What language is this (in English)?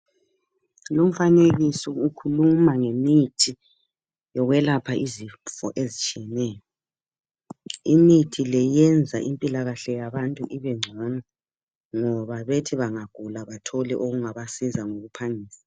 North Ndebele